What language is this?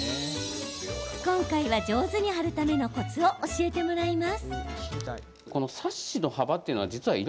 Japanese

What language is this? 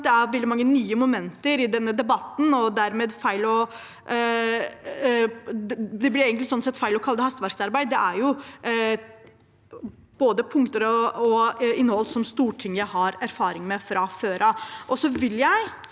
Norwegian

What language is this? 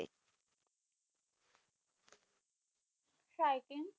Bangla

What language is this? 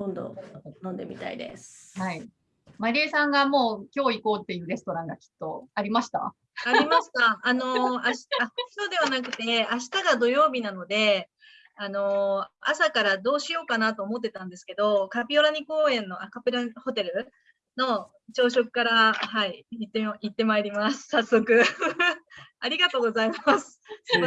Japanese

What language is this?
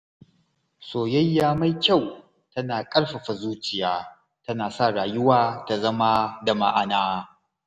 Hausa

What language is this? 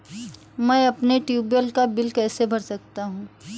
Hindi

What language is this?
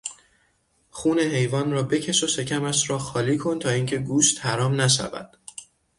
Persian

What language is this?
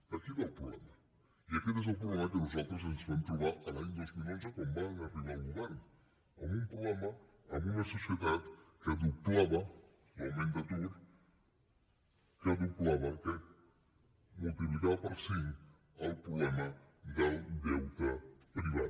Catalan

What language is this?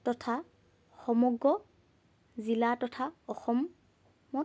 Assamese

